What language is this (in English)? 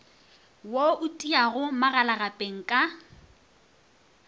Northern Sotho